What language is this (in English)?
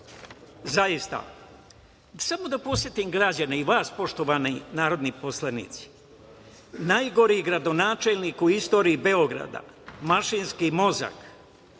Serbian